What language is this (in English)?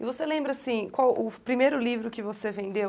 Portuguese